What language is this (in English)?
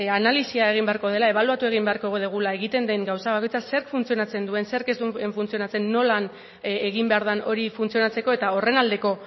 Basque